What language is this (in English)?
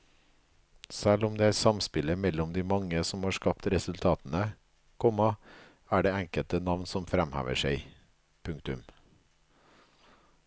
Norwegian